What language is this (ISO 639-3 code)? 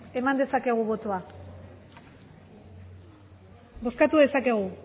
eus